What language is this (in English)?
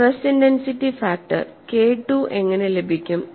Malayalam